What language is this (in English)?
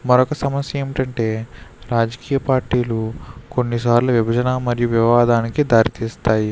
Telugu